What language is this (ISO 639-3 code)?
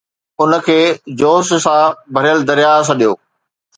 snd